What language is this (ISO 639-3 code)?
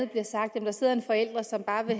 dan